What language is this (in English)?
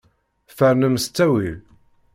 Kabyle